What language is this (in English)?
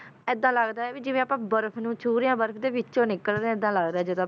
Punjabi